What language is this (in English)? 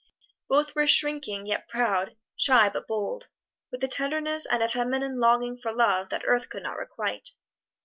English